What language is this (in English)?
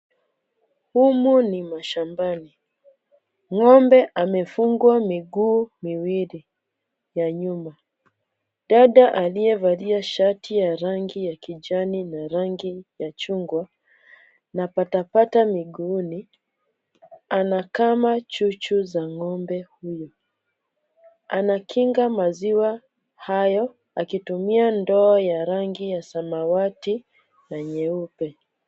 Swahili